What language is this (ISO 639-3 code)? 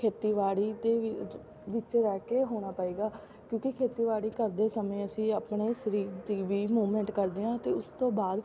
pan